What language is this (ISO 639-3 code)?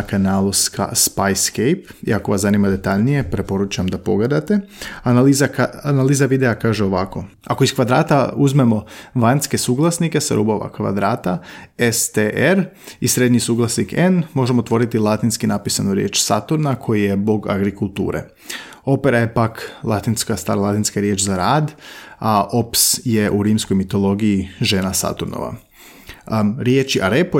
hrv